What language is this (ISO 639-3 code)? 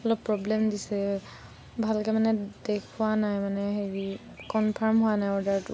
asm